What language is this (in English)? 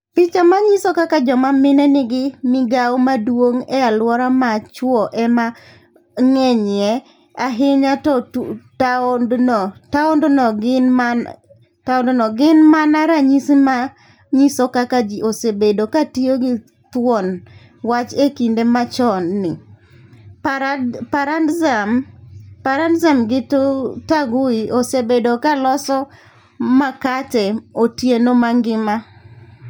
Luo (Kenya and Tanzania)